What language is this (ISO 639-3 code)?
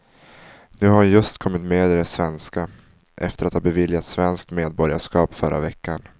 swe